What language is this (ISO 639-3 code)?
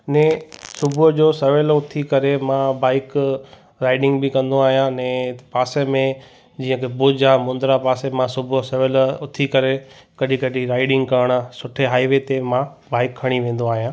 snd